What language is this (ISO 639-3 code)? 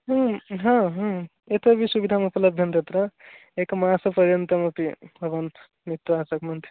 san